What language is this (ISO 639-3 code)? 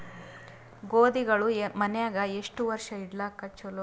kan